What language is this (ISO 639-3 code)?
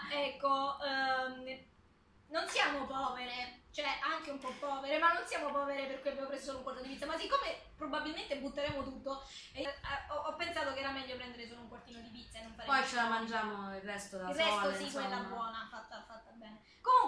ita